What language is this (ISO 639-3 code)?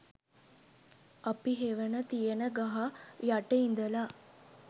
sin